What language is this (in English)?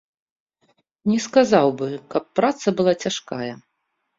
Belarusian